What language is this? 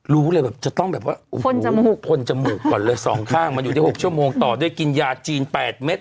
Thai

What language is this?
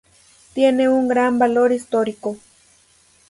Spanish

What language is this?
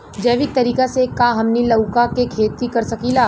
Bhojpuri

